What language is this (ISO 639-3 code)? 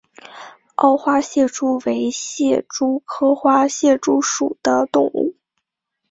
zho